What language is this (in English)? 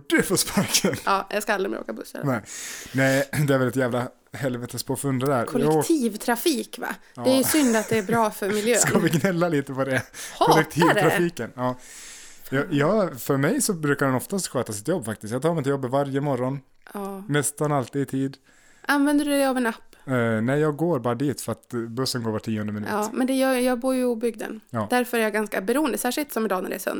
Swedish